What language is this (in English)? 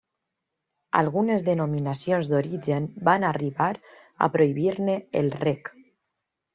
Catalan